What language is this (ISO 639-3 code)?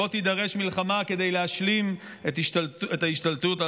heb